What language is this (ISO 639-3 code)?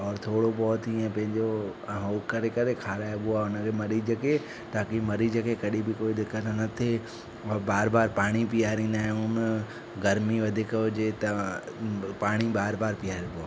snd